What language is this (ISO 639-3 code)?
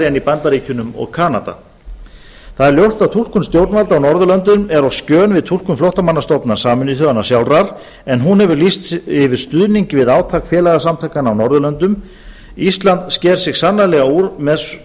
isl